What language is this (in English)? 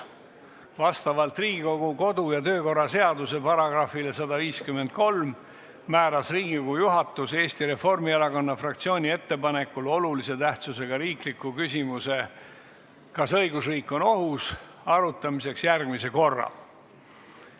Estonian